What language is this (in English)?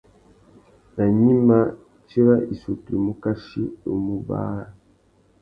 Tuki